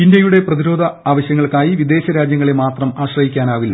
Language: Malayalam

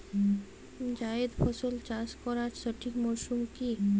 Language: Bangla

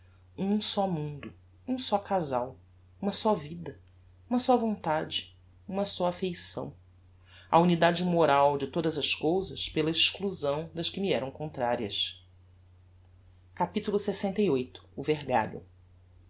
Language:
Portuguese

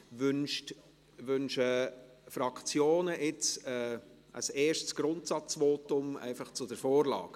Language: Swiss German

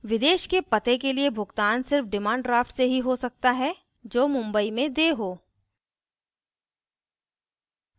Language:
Hindi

